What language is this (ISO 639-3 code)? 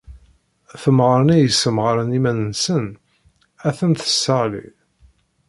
kab